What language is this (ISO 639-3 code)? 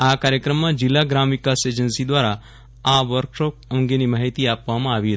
guj